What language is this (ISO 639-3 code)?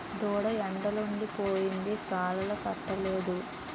tel